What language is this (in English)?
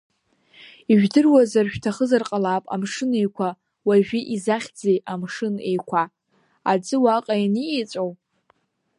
Abkhazian